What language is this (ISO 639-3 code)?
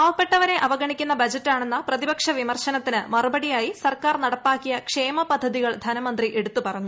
mal